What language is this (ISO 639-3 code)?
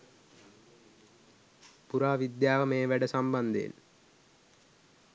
sin